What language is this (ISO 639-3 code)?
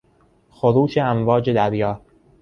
fas